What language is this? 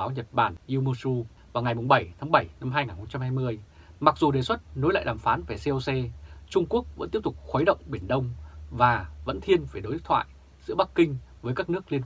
Vietnamese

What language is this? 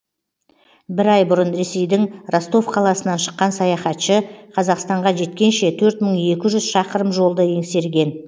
Kazakh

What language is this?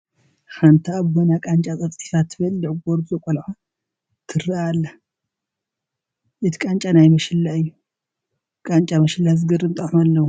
Tigrinya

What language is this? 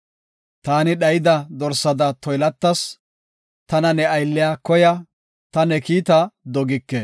Gofa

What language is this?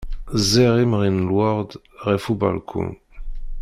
Kabyle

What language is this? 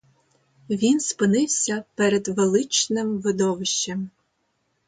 Ukrainian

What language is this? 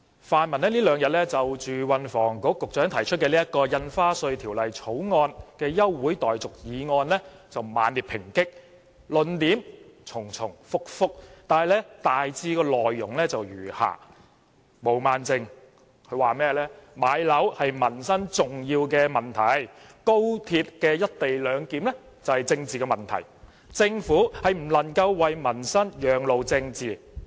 Cantonese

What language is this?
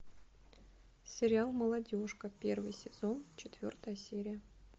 Russian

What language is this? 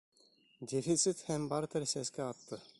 Bashkir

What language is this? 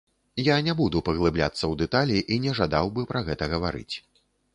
Belarusian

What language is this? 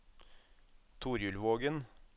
Norwegian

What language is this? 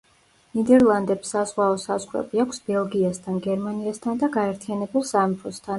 Georgian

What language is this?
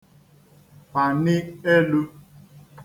Igbo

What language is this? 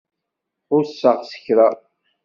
Kabyle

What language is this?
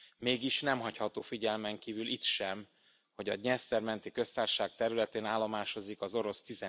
Hungarian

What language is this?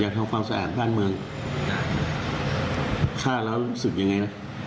Thai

